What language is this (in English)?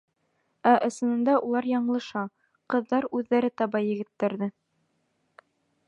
Bashkir